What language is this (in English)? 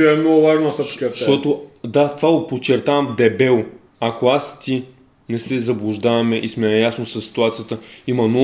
Bulgarian